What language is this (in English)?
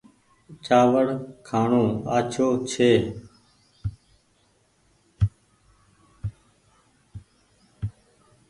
Goaria